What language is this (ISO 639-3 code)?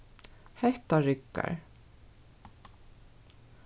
fao